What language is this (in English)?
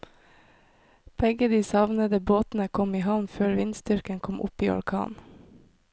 Norwegian